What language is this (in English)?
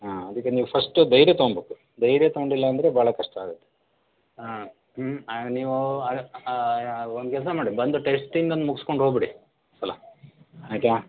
Kannada